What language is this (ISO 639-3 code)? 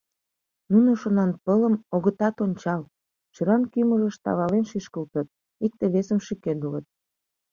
chm